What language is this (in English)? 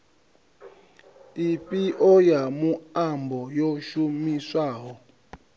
Venda